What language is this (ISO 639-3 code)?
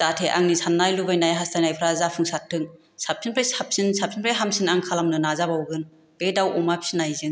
brx